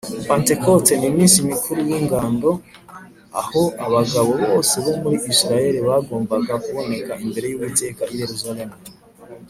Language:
Kinyarwanda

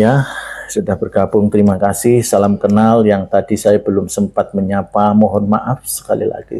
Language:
Indonesian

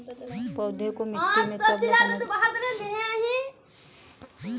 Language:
Hindi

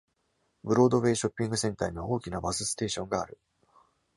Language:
Japanese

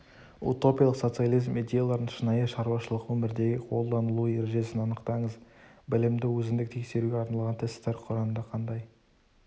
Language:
Kazakh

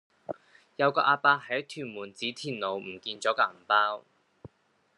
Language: Cantonese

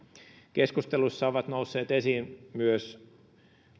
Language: Finnish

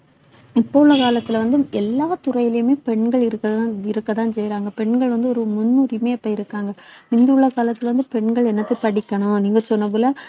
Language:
Tamil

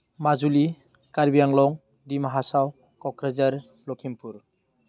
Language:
Bodo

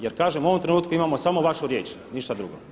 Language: Croatian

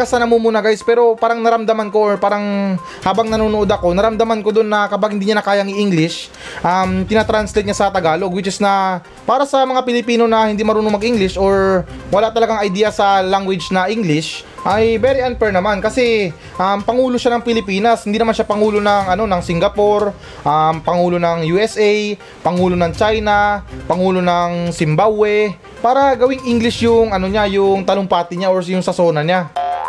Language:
Filipino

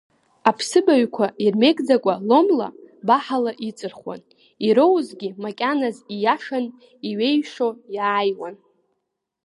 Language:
Abkhazian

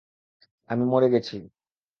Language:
Bangla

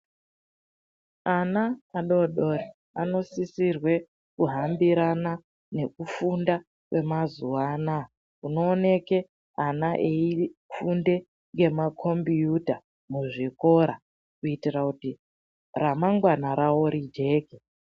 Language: Ndau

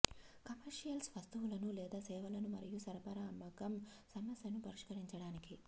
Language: Telugu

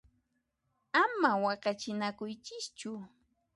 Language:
Puno Quechua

